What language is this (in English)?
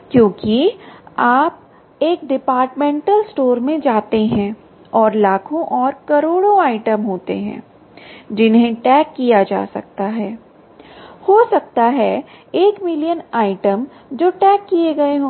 Hindi